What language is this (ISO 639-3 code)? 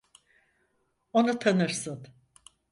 tur